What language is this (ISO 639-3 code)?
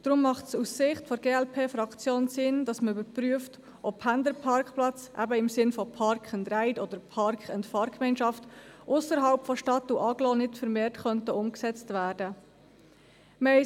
gsw